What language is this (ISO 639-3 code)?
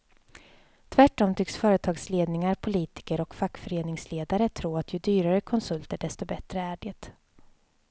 swe